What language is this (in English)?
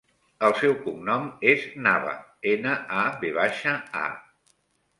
Catalan